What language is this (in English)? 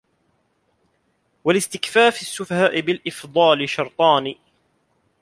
Arabic